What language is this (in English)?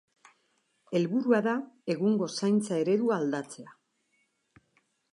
Basque